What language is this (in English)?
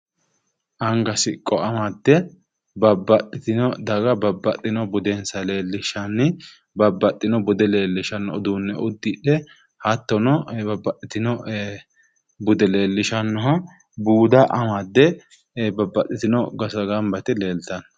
Sidamo